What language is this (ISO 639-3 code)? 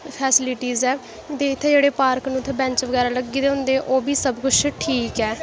doi